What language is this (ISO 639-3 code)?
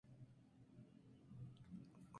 spa